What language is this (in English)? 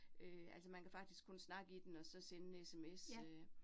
Danish